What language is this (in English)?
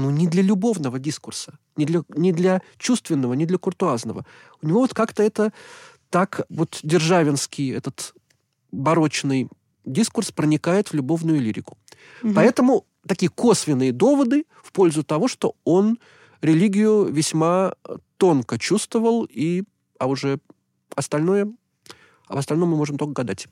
Russian